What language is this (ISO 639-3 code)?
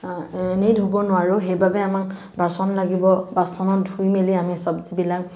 asm